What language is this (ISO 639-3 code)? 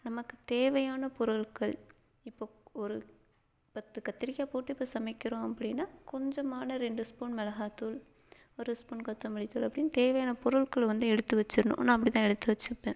tam